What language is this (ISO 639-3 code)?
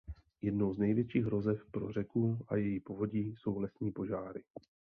ces